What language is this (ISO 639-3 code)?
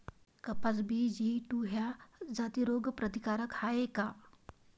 mar